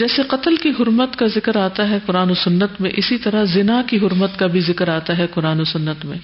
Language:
Urdu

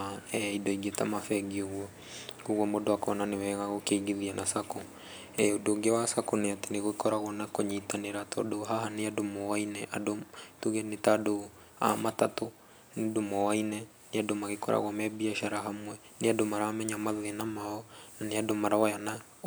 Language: Kikuyu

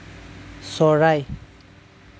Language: Assamese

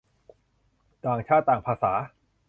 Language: Thai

